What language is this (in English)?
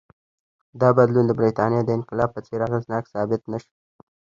Pashto